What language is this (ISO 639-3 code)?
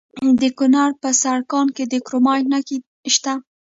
pus